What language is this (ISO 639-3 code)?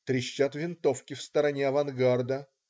rus